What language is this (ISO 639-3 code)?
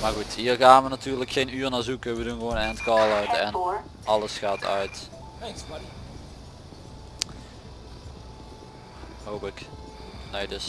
nld